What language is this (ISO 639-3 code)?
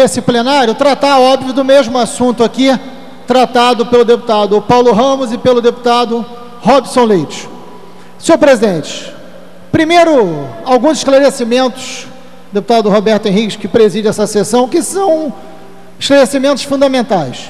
por